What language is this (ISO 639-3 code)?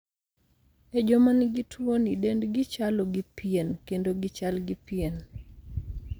luo